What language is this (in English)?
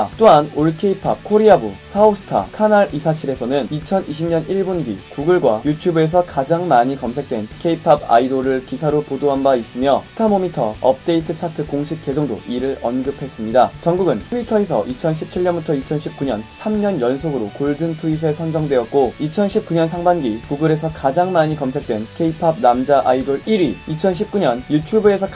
Korean